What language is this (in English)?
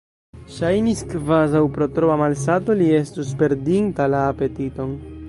Esperanto